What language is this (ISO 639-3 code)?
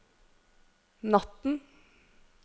nor